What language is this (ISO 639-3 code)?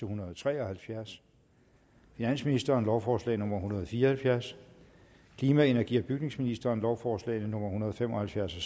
dan